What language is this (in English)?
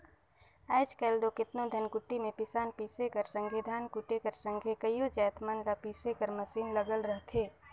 Chhattisgarhi